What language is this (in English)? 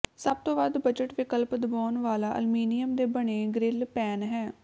Punjabi